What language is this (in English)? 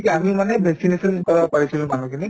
Assamese